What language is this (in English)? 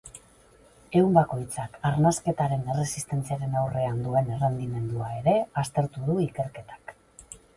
Basque